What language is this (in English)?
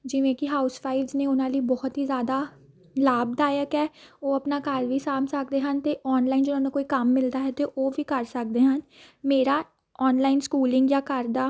Punjabi